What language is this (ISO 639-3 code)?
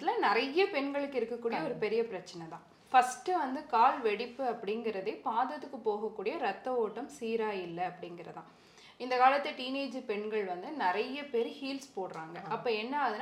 tam